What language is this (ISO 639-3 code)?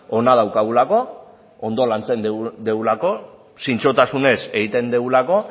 eus